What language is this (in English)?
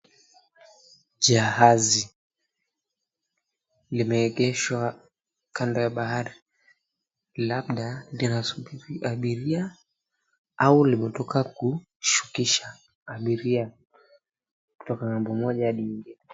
Swahili